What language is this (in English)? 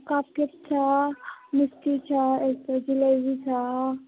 Nepali